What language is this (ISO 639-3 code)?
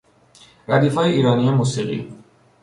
fas